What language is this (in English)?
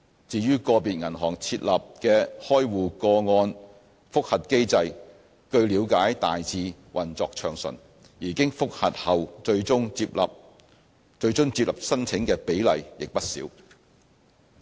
Cantonese